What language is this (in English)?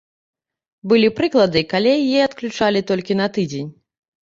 Belarusian